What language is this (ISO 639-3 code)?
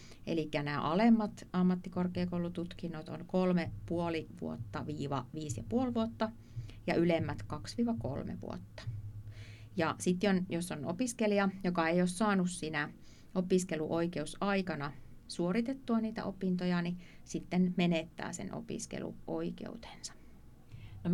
fin